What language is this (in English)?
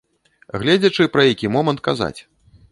Belarusian